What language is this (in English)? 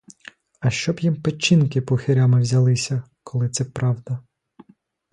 Ukrainian